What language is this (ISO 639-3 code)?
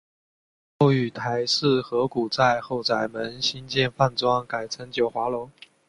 zho